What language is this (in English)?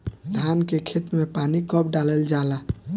Bhojpuri